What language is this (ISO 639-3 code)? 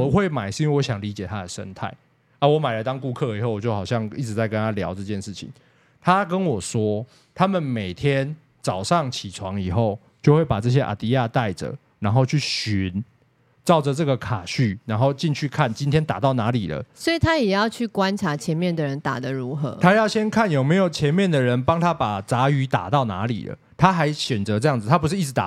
zho